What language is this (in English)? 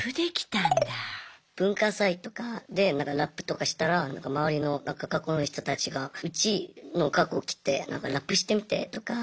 Japanese